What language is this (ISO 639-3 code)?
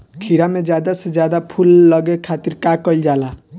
bho